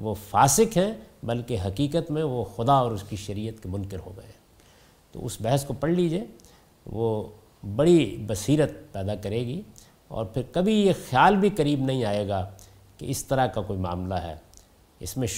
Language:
Urdu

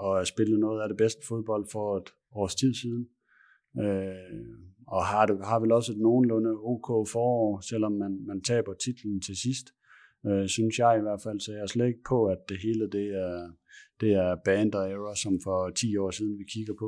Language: Danish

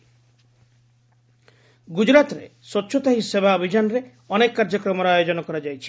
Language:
Odia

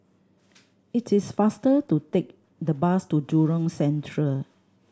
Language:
English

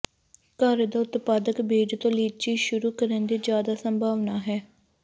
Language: Punjabi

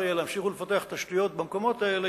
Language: Hebrew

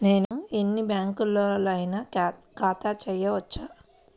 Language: Telugu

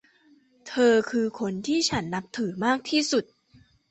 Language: Thai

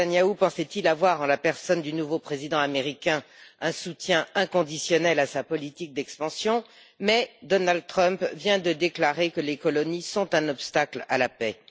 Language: French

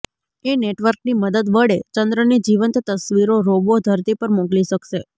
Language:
Gujarati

